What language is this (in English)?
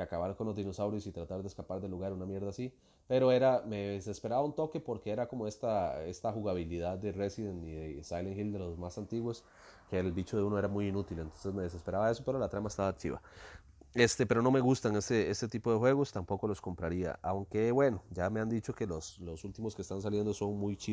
Spanish